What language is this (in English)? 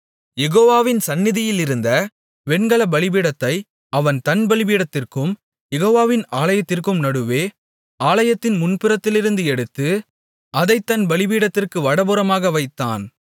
Tamil